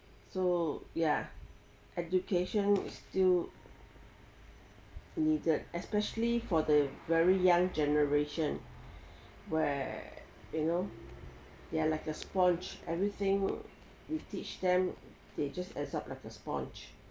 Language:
English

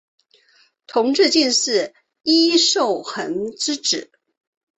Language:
Chinese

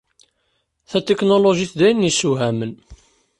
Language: Kabyle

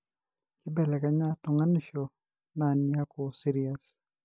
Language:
Masai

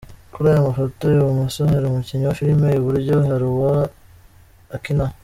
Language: Kinyarwanda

